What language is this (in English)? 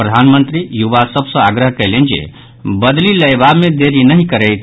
Maithili